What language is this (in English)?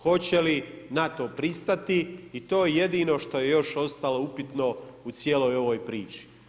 Croatian